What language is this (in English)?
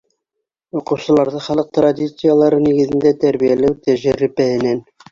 Bashkir